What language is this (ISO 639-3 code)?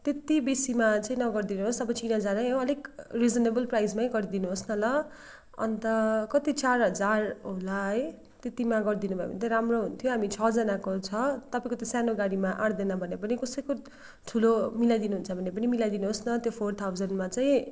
nep